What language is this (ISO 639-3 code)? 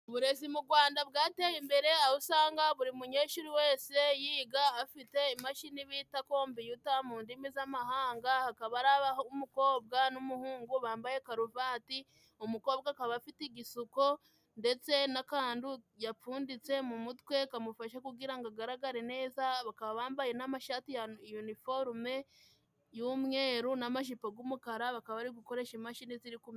kin